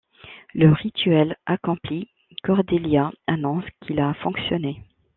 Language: French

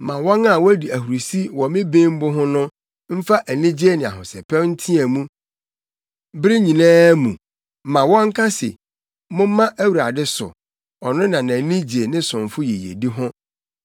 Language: Akan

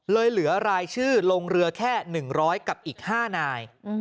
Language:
Thai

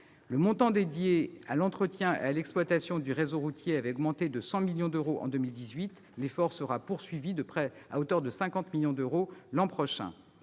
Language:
French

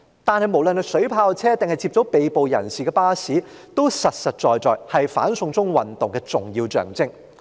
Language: Cantonese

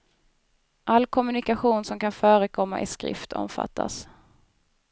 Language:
Swedish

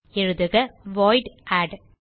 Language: Tamil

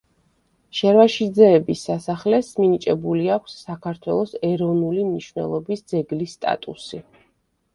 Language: Georgian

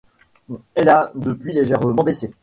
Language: French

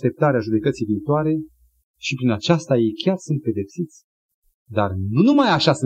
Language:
Romanian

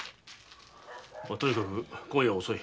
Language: Japanese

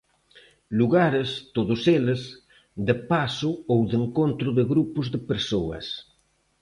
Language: Galician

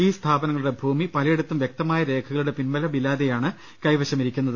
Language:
Malayalam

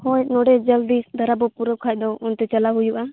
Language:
Santali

